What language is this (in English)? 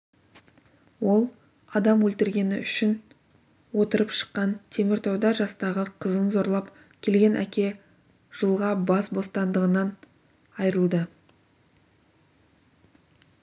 Kazakh